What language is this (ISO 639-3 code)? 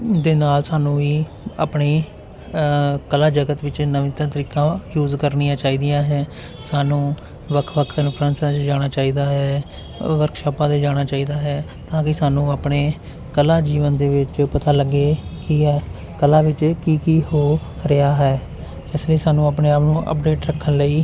pan